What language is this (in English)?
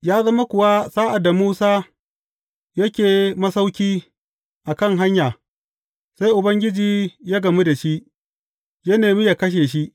Hausa